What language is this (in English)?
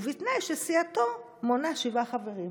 Hebrew